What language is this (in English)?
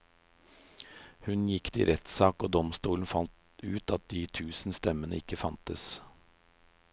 Norwegian